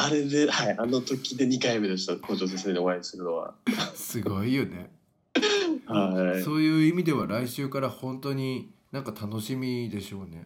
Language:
Japanese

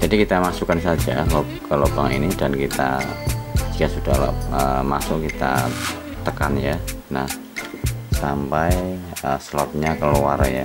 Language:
Indonesian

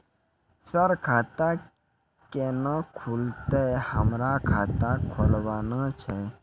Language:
Maithili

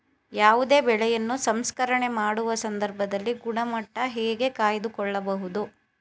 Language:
Kannada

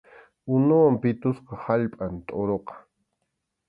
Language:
Arequipa-La Unión Quechua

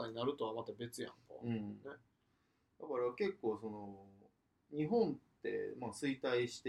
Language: Japanese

